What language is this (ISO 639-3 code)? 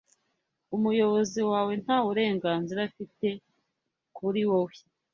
kin